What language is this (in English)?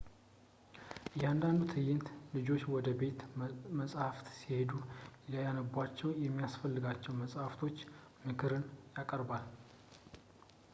Amharic